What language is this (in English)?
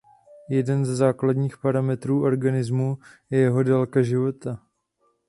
Czech